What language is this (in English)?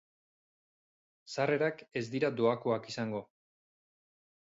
Basque